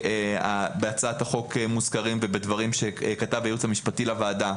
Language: Hebrew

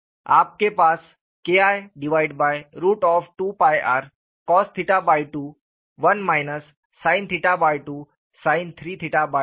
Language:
Hindi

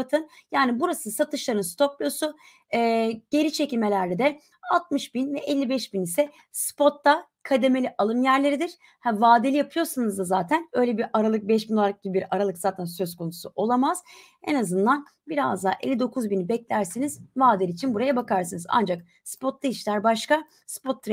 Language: Turkish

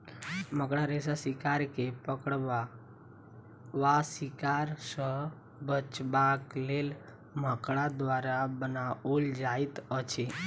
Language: Maithili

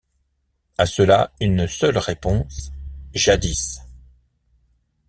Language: French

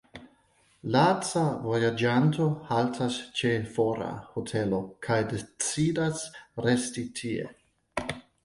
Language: Esperanto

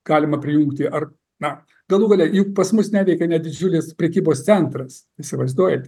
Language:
Lithuanian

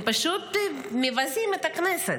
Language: Hebrew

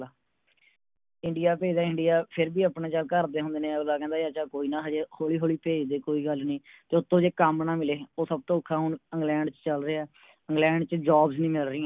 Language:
Punjabi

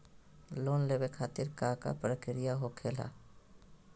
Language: Magahi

